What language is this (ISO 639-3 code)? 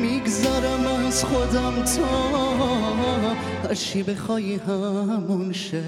fas